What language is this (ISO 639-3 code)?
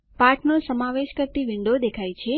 guj